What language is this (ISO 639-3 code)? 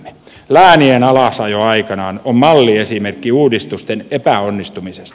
fin